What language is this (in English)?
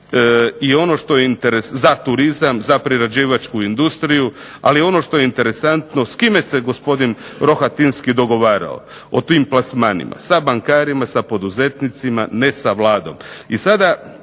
Croatian